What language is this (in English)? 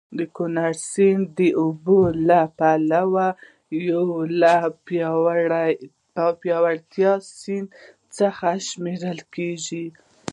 Pashto